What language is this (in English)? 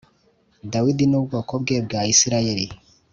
Kinyarwanda